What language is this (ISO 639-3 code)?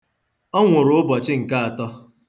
ibo